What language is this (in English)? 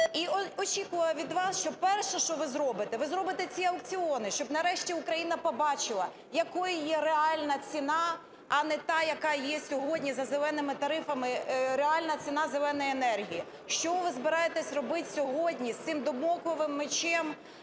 Ukrainian